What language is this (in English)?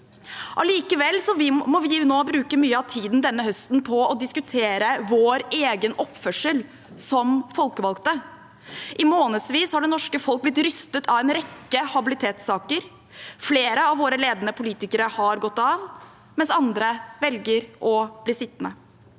Norwegian